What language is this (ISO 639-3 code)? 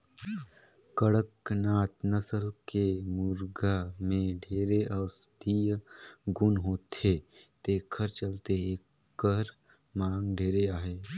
hne